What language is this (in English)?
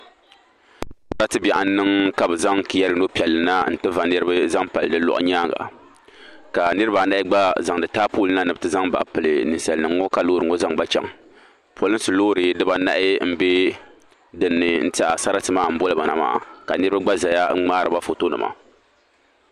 Dagbani